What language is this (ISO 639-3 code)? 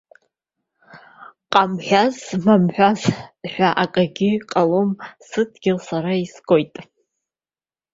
abk